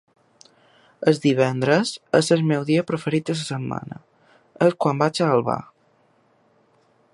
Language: Catalan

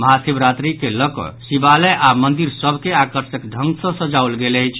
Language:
Maithili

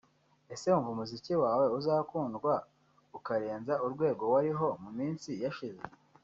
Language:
Kinyarwanda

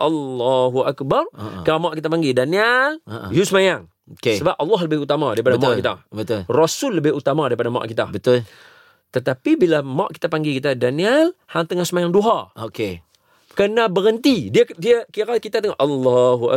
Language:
Malay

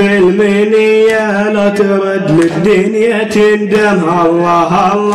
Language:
Arabic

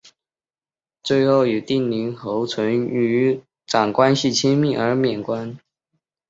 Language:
Chinese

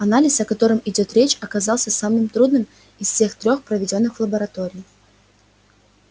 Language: Russian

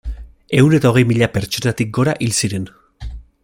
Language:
Basque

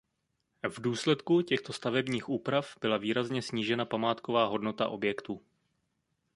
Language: Czech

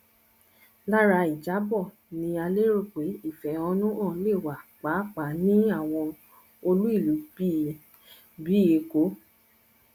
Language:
Yoruba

